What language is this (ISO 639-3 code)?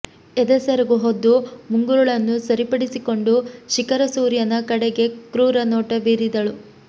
kan